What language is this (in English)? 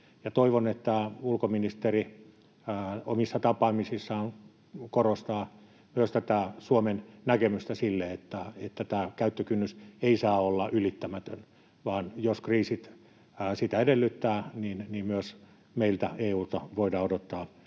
Finnish